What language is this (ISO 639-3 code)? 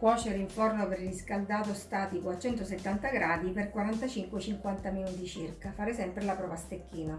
ita